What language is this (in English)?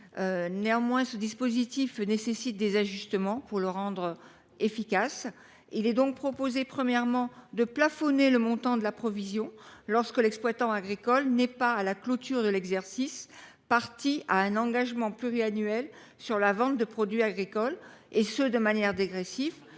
French